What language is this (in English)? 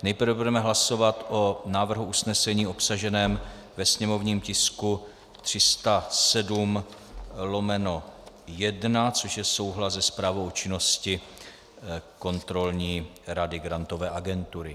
Czech